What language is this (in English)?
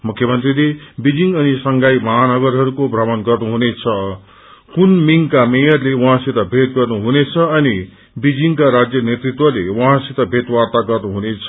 Nepali